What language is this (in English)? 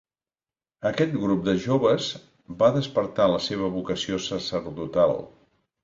Catalan